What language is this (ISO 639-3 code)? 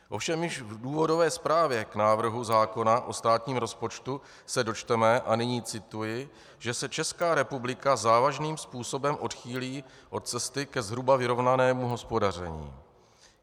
ces